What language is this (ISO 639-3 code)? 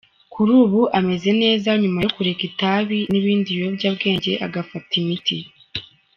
kin